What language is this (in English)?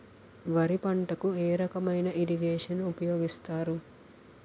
Telugu